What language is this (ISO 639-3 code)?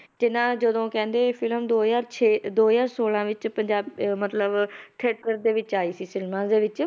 pan